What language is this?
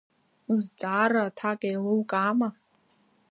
Abkhazian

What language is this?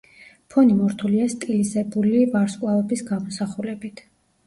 Georgian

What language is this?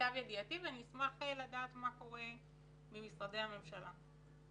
Hebrew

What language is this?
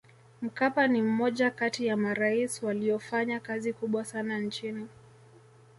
Swahili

